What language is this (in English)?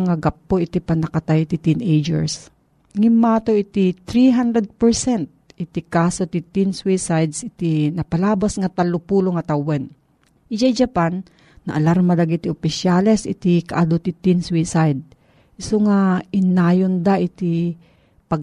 Filipino